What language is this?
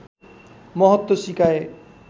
Nepali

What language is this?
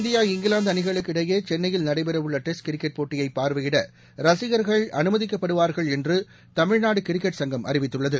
Tamil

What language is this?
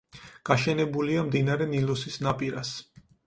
Georgian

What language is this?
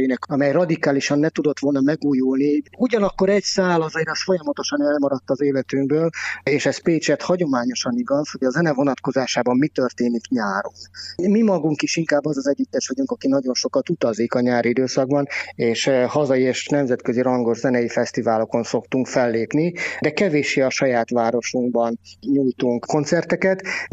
Hungarian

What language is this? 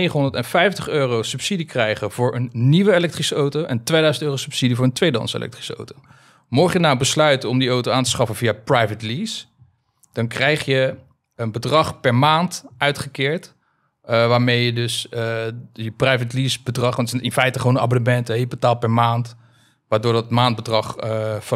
Dutch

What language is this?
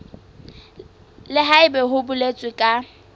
Southern Sotho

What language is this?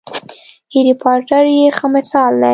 Pashto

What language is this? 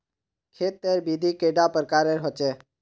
Magahi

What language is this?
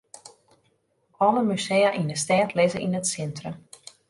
Western Frisian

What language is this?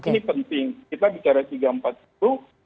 Indonesian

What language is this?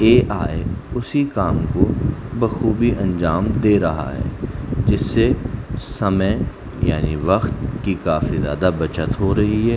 Urdu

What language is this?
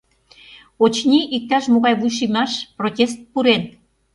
Mari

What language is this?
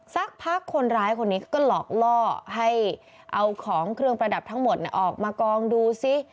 Thai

